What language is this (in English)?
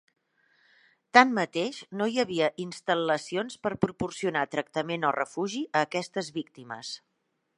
Catalan